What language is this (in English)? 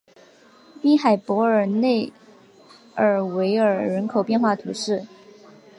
Chinese